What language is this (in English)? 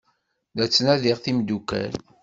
Kabyle